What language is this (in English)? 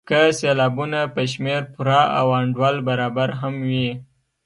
Pashto